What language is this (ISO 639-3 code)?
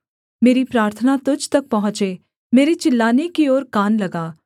hin